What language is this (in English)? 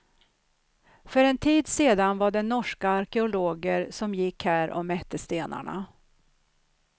Swedish